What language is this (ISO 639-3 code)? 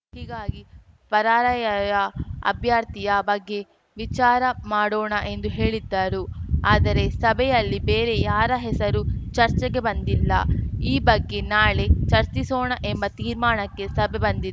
kan